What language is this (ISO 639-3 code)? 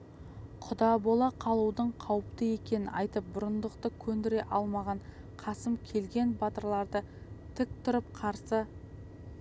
kaz